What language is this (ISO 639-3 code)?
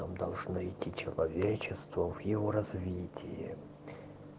rus